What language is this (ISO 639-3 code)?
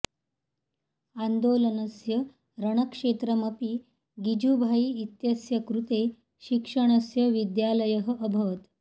san